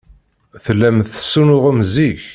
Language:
Kabyle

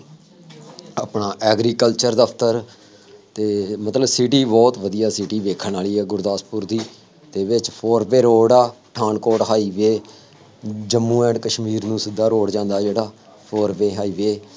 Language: Punjabi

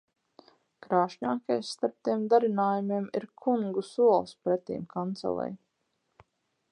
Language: Latvian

